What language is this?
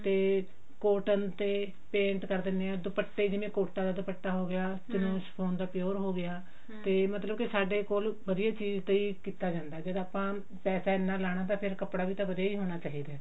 Punjabi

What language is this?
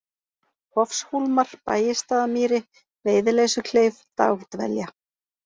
Icelandic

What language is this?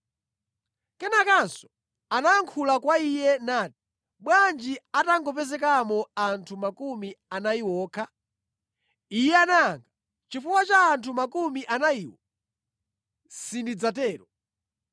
Nyanja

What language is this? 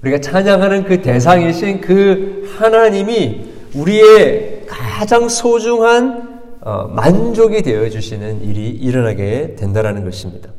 Korean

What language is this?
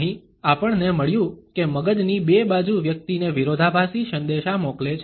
Gujarati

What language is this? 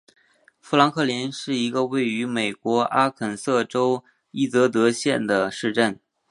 Chinese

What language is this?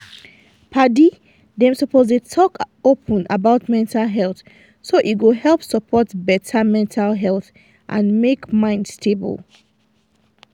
Nigerian Pidgin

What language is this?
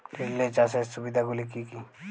Bangla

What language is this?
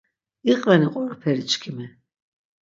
Laz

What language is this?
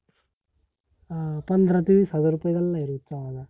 Marathi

